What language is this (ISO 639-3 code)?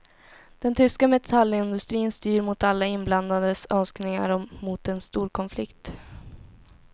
swe